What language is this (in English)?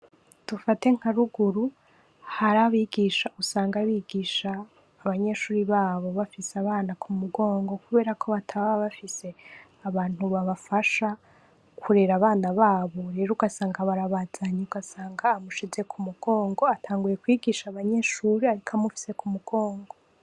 Rundi